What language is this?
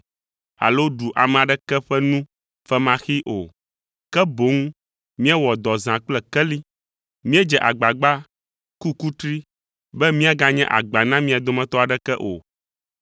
Ewe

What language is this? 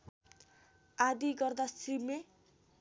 Nepali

